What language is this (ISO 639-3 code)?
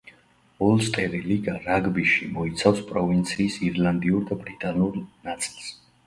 kat